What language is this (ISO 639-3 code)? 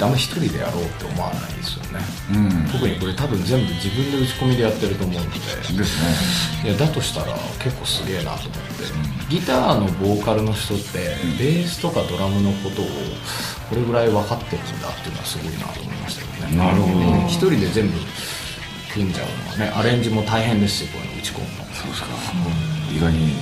jpn